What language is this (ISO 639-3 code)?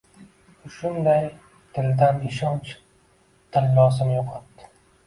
uzb